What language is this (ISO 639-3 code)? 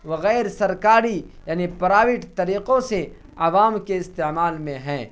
urd